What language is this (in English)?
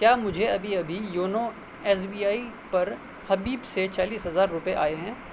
Urdu